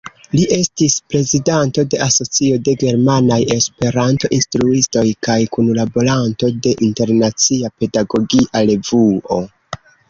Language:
Esperanto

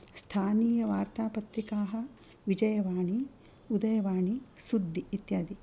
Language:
Sanskrit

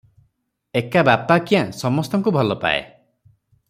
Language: Odia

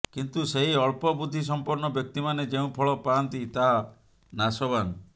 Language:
Odia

